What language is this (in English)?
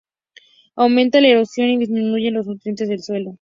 Spanish